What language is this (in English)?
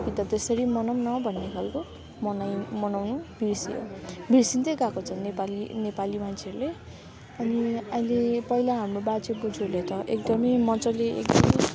Nepali